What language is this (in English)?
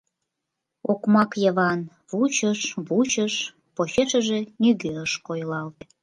Mari